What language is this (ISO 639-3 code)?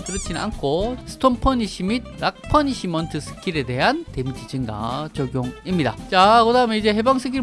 kor